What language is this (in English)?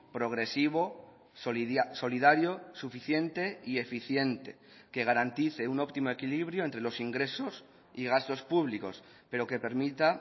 Spanish